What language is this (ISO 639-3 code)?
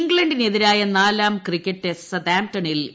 mal